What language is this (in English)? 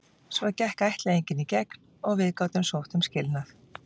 Icelandic